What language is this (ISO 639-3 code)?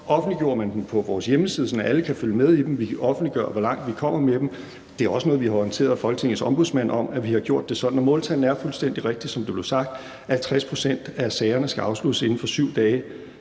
dan